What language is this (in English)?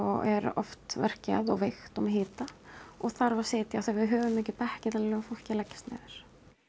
Icelandic